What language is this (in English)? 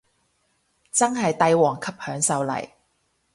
Cantonese